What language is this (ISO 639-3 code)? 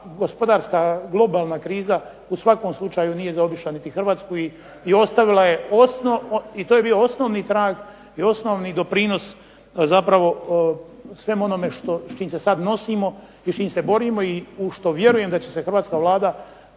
hrv